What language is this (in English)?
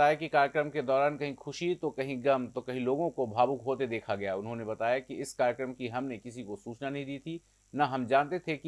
Hindi